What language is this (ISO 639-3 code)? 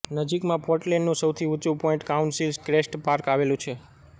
guj